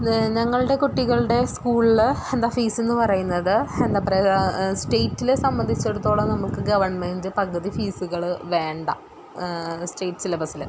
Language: Malayalam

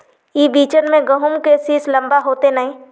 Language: Magahi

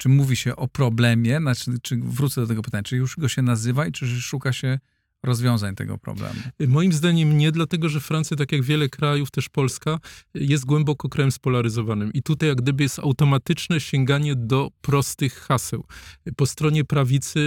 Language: Polish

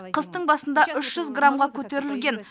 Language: Kazakh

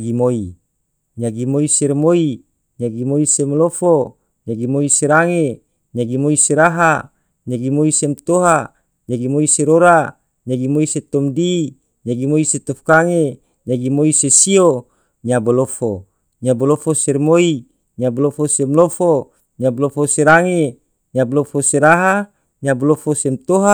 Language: Tidore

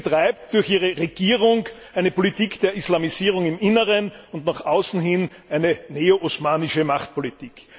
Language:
German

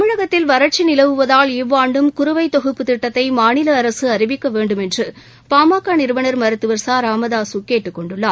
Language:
Tamil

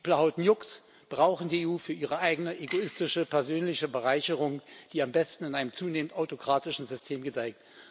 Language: German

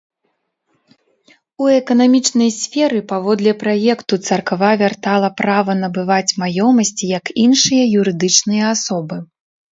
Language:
Belarusian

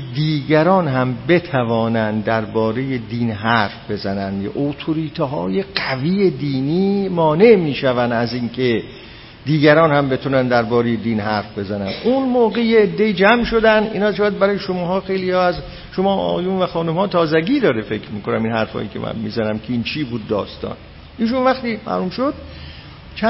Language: Persian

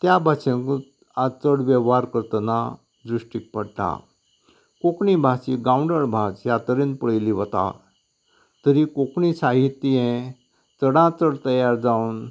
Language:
Konkani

